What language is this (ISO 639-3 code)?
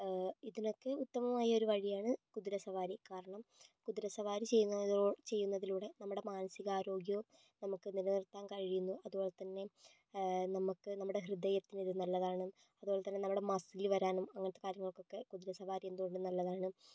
mal